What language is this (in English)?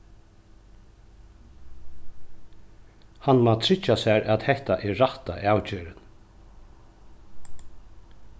Faroese